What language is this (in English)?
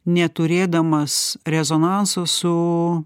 Lithuanian